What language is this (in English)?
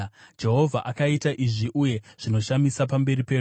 Shona